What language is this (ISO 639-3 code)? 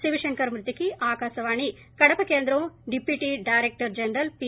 tel